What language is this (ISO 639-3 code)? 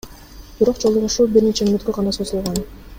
kir